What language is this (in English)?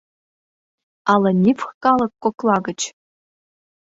Mari